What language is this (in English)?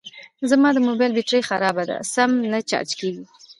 Pashto